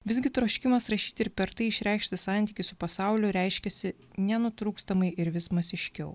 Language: Lithuanian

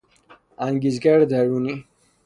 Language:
Persian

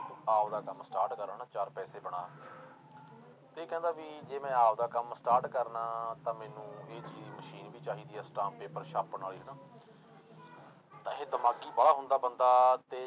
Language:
Punjabi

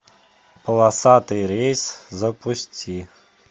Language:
Russian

